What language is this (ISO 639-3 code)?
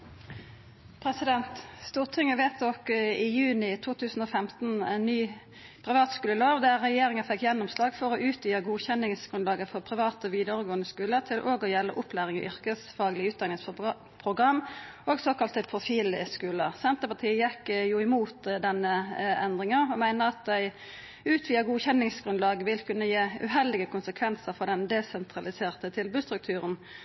nno